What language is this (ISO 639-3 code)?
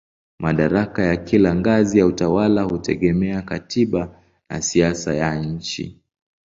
swa